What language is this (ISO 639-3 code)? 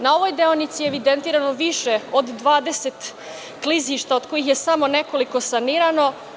srp